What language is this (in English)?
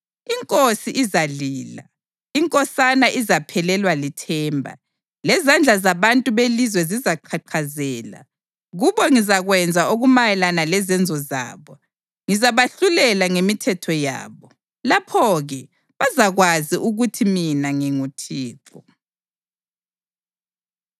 North Ndebele